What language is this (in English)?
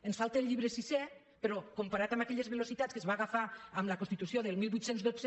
Catalan